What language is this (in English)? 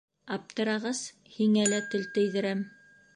Bashkir